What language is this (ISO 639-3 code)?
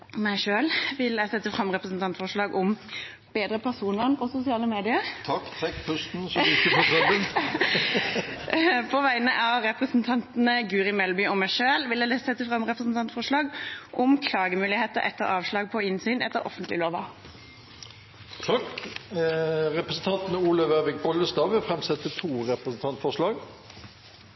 nor